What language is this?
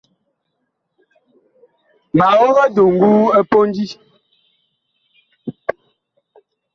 Bakoko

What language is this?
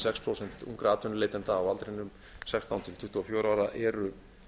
Icelandic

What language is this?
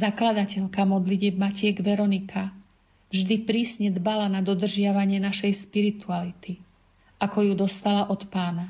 Slovak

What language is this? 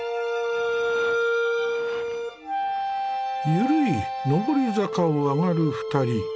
Japanese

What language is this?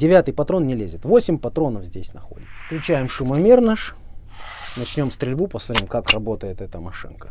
Russian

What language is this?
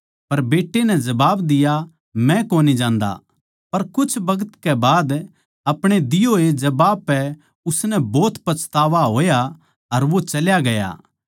Haryanvi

